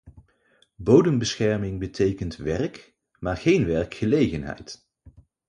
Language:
Dutch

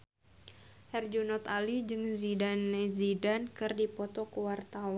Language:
Sundanese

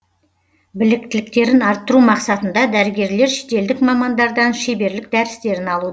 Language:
Kazakh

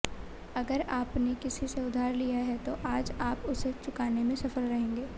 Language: Hindi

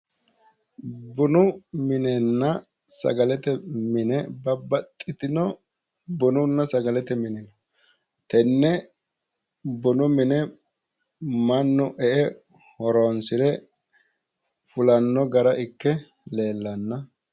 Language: Sidamo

